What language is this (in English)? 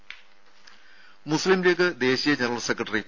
Malayalam